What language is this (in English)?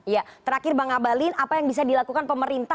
Indonesian